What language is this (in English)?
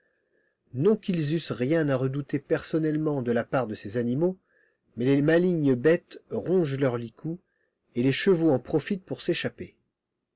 French